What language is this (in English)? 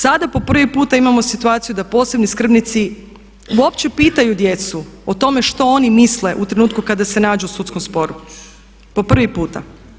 Croatian